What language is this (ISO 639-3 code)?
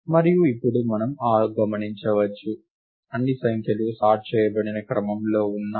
tel